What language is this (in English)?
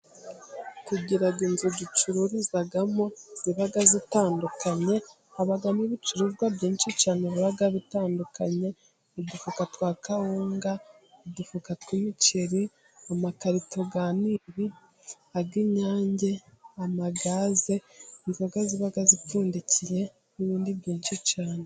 Kinyarwanda